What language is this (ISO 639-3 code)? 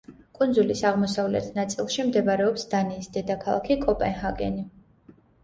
kat